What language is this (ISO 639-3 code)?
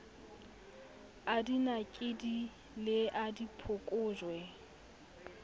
sot